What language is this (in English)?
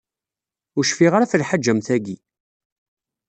Kabyle